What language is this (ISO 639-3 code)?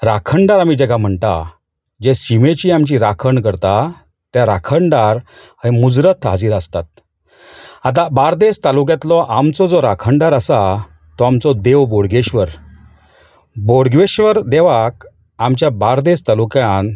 kok